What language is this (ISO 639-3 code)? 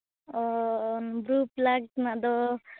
sat